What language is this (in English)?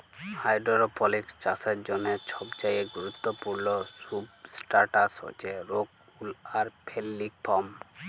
Bangla